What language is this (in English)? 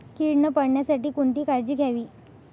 Marathi